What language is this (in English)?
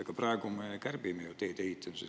Estonian